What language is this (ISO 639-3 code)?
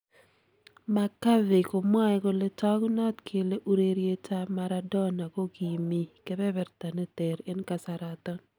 kln